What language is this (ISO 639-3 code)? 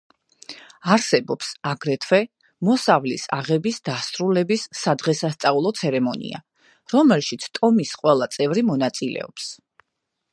kat